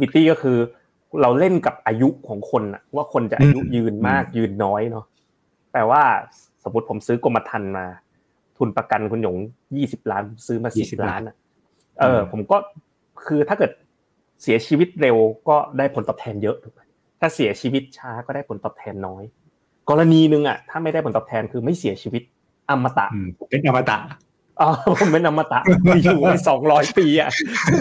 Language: Thai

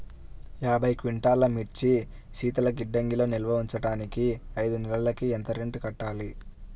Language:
Telugu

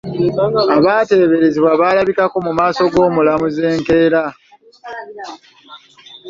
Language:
Ganda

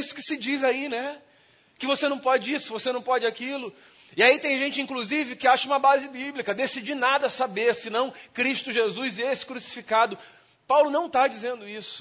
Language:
Portuguese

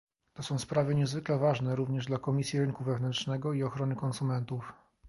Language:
Polish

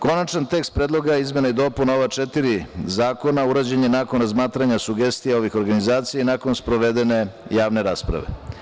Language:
Serbian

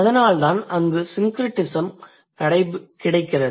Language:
Tamil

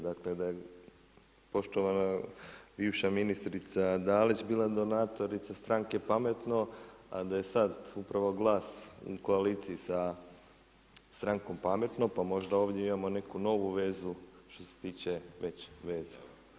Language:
Croatian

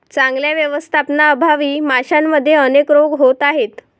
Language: Marathi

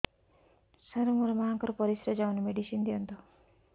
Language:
Odia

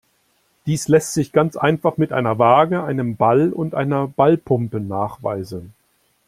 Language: German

